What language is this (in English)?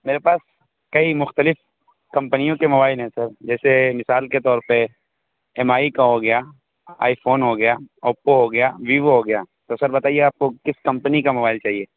Urdu